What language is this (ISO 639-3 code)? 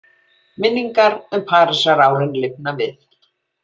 isl